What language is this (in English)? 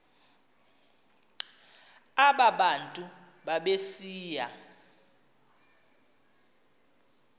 Xhosa